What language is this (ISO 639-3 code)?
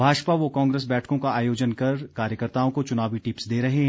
hin